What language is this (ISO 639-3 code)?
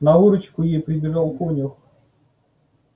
rus